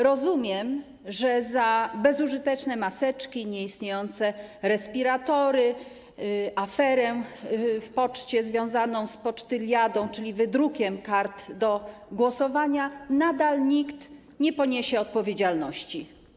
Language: Polish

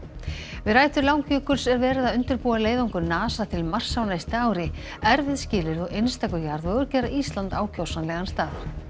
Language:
Icelandic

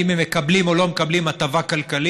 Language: Hebrew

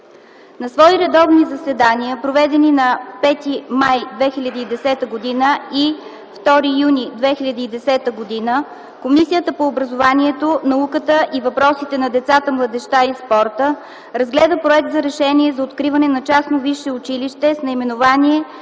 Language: Bulgarian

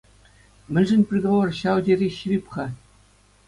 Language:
Chuvash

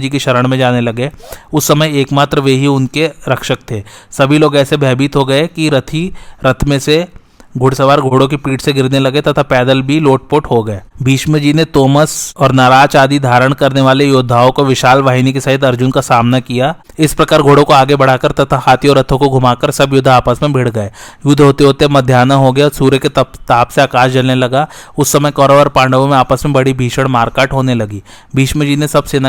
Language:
Hindi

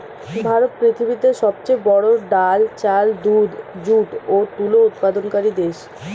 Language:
Bangla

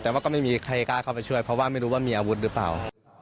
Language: Thai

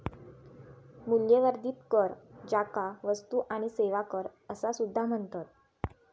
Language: Marathi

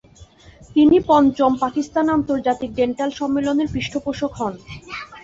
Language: Bangla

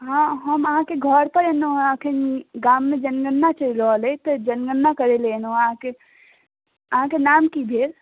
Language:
Maithili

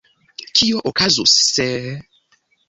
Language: Esperanto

